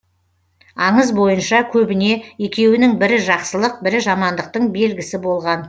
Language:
Kazakh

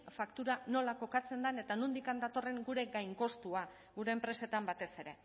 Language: Basque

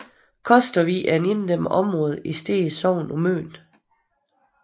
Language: Danish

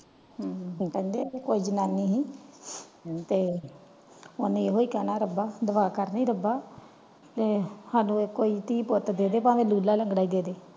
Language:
Punjabi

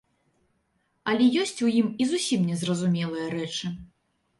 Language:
Belarusian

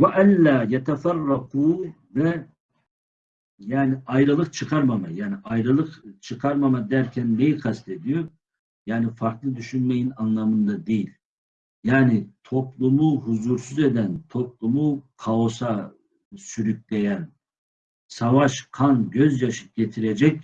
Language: Turkish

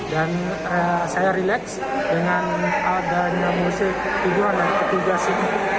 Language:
Indonesian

